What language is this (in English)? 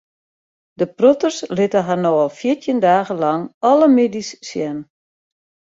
Western Frisian